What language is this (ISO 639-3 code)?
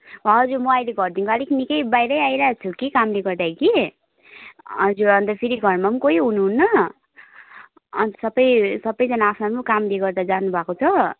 nep